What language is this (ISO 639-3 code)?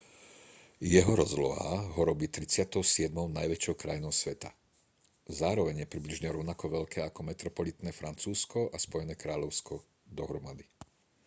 slk